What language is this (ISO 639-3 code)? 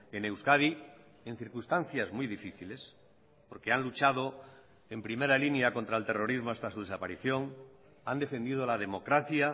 spa